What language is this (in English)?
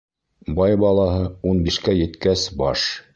Bashkir